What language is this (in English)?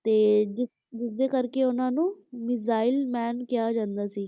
Punjabi